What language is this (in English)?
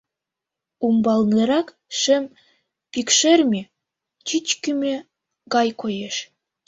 Mari